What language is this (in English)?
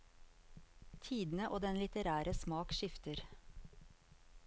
Norwegian